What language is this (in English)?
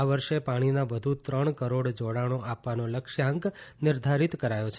Gujarati